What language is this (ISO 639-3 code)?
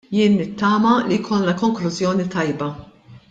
mlt